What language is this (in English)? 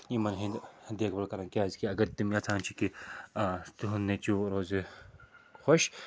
Kashmiri